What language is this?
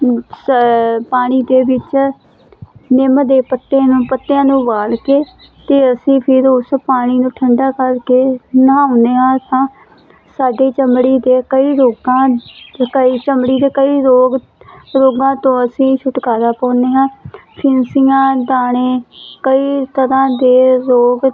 Punjabi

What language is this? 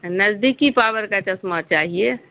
Urdu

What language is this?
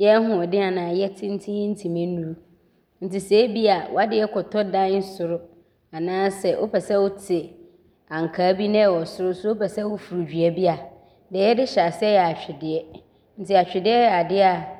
Abron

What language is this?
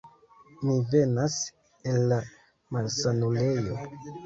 Esperanto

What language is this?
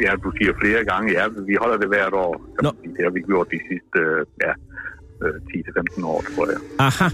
Danish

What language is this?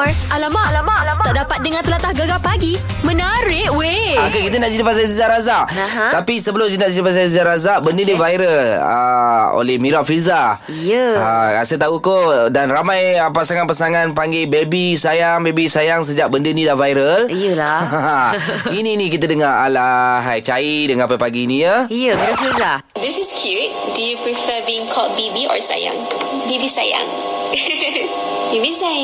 Malay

